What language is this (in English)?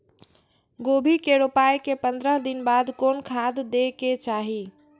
Maithili